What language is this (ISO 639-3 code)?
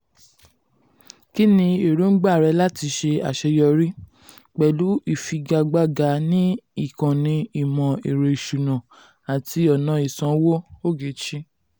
yor